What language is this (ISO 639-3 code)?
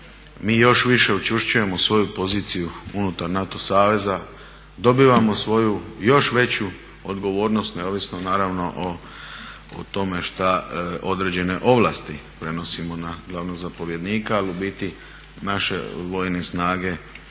hrv